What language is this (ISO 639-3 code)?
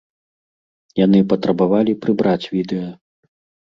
bel